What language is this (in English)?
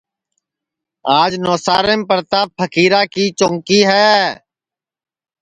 Sansi